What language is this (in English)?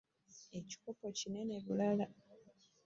Ganda